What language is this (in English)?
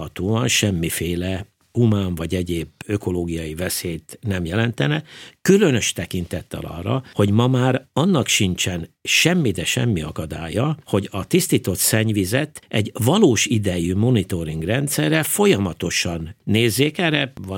Hungarian